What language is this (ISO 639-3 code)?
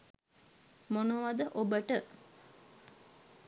sin